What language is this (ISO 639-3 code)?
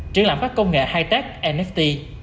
vie